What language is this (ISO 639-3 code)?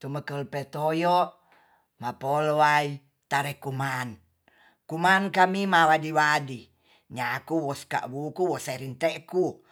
txs